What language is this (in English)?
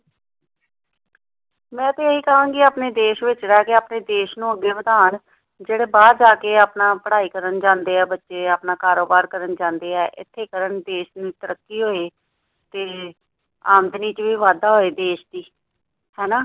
Punjabi